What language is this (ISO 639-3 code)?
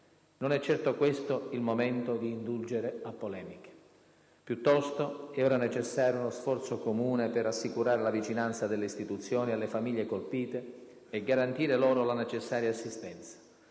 ita